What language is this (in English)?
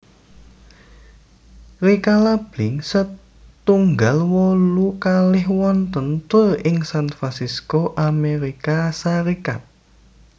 Javanese